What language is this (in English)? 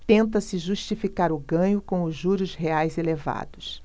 Portuguese